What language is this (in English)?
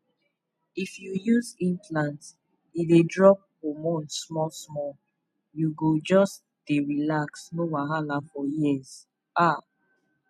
Nigerian Pidgin